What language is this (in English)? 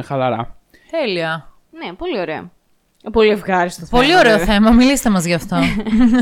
Greek